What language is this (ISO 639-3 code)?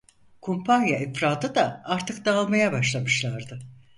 tur